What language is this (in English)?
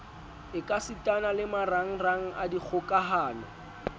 Southern Sotho